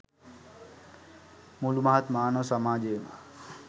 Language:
Sinhala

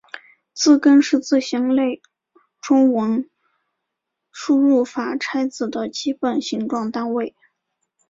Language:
Chinese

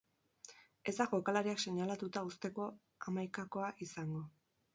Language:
Basque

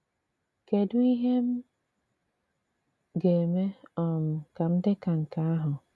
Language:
Igbo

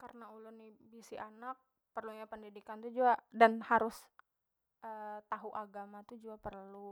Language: Banjar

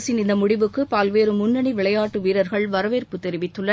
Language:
Tamil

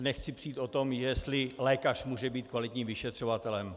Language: Czech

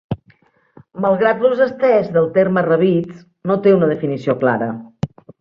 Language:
Catalan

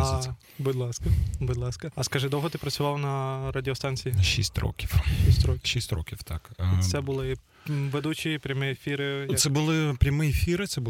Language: Ukrainian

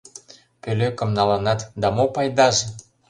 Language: Mari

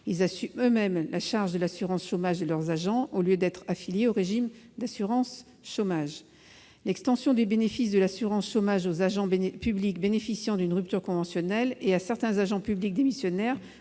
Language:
French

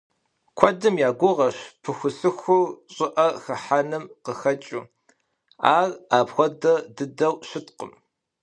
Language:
Kabardian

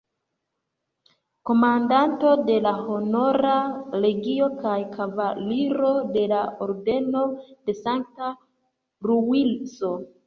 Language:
Esperanto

